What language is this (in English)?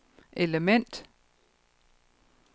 Danish